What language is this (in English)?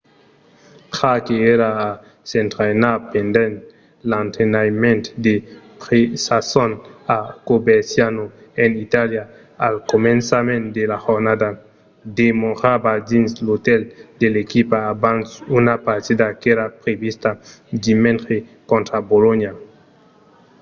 Occitan